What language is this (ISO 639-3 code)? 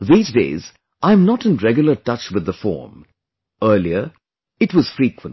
eng